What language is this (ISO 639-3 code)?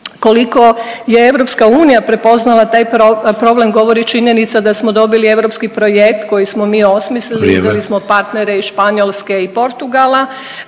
hrv